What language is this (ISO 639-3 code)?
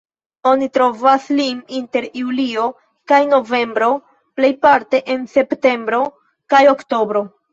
epo